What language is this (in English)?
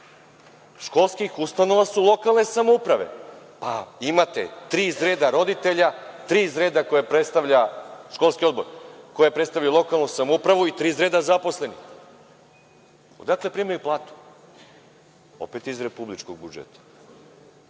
Serbian